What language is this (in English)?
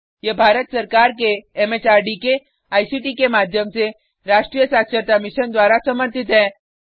Hindi